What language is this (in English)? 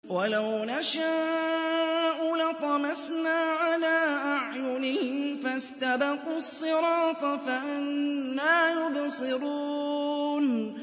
Arabic